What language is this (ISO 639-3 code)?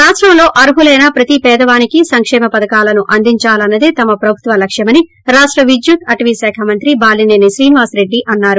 tel